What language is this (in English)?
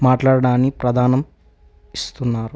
Telugu